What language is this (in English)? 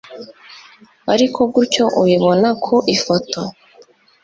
Kinyarwanda